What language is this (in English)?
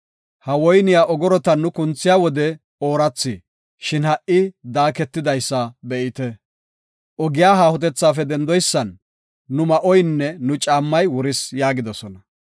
Gofa